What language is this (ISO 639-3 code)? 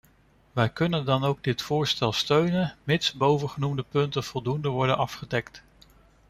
nld